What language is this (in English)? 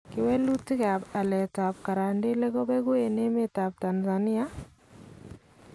Kalenjin